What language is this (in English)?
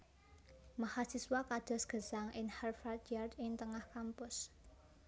Javanese